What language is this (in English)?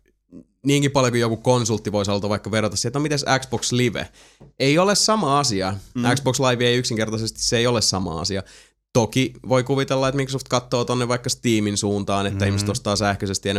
Finnish